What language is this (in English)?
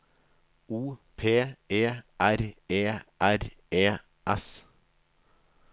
Norwegian